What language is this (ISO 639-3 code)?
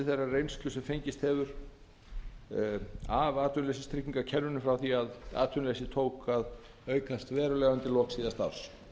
isl